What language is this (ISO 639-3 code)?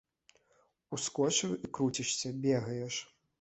bel